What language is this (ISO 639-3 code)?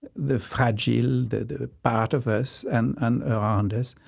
eng